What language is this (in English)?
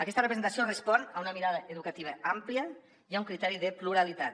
Catalan